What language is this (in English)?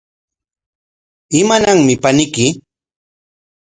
Corongo Ancash Quechua